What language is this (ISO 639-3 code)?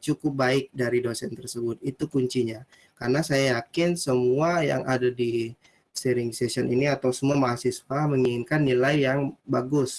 ind